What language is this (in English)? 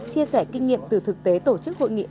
Vietnamese